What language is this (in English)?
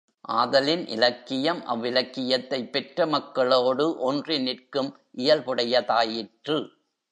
Tamil